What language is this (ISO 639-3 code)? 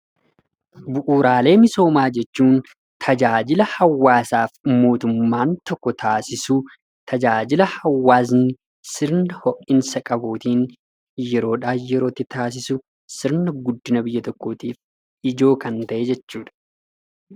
orm